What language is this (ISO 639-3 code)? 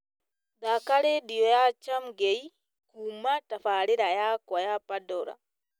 kik